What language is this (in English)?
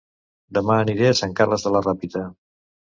Catalan